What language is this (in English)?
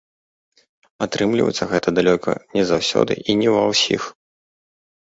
Belarusian